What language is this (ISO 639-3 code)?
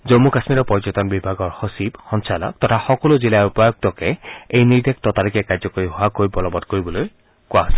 asm